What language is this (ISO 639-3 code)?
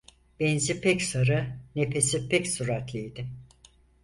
tur